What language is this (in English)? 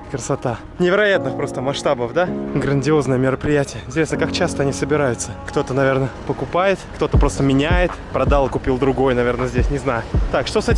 Russian